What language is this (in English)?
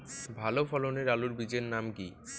Bangla